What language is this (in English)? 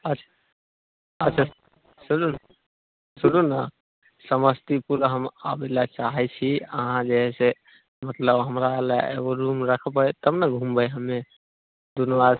Maithili